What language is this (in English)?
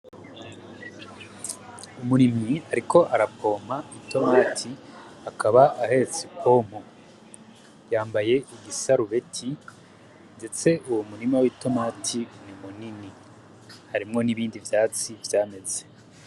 Rundi